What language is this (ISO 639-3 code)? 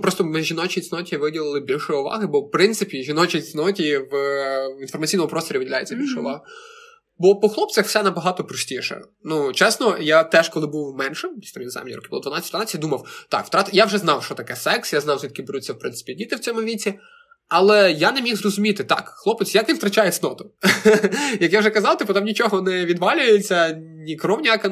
ukr